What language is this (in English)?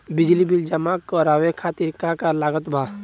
Bhojpuri